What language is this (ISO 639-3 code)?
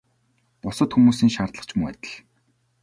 mon